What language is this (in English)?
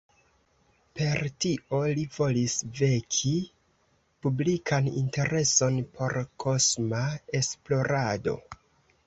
Esperanto